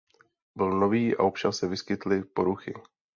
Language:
Czech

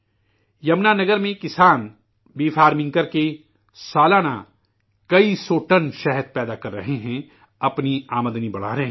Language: Urdu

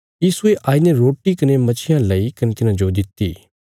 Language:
Bilaspuri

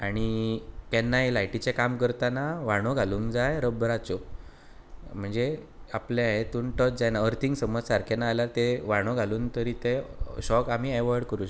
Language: Konkani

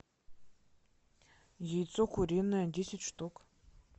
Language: Russian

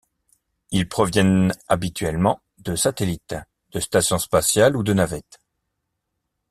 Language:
French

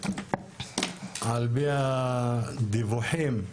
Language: Hebrew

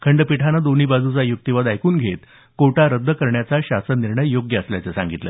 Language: Marathi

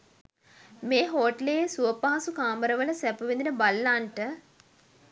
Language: Sinhala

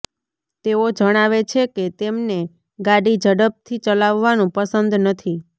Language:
Gujarati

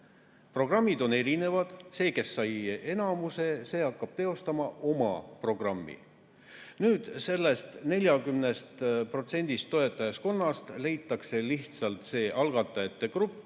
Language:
Estonian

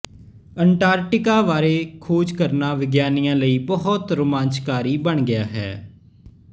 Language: Punjabi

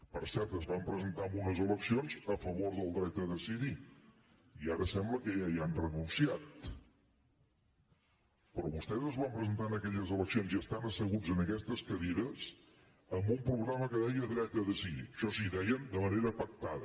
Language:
Catalan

